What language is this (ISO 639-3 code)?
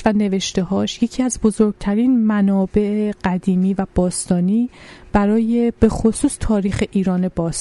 fas